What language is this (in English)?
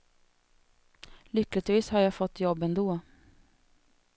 Swedish